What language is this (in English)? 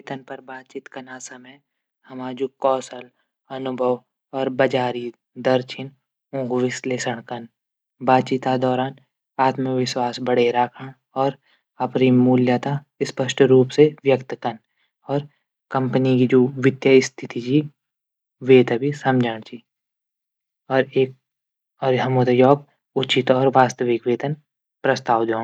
Garhwali